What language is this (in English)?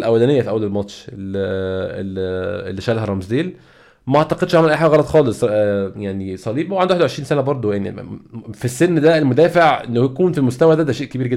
Arabic